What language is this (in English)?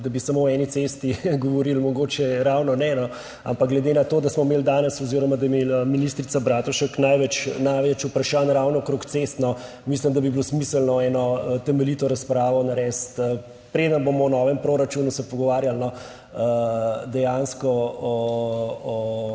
Slovenian